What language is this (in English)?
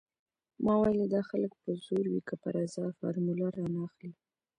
Pashto